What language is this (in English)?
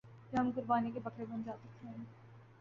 Urdu